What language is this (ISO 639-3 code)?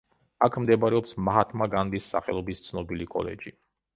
kat